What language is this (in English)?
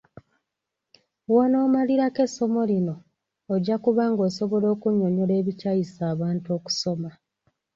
Ganda